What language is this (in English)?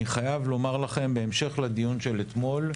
Hebrew